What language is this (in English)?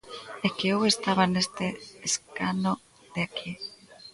Galician